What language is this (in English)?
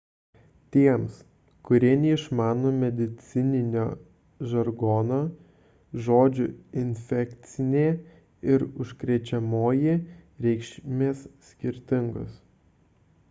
Lithuanian